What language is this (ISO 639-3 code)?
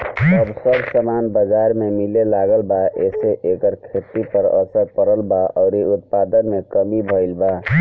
bho